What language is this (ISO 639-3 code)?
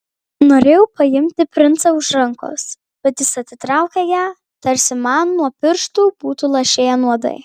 lit